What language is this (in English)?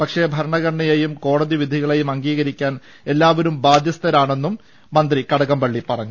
Malayalam